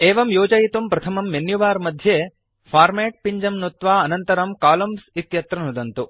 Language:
Sanskrit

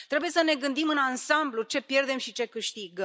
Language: Romanian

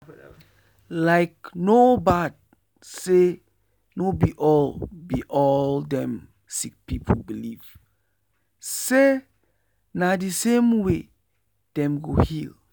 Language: Nigerian Pidgin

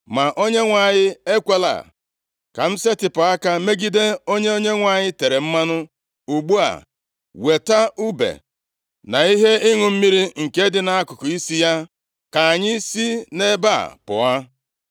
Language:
Igbo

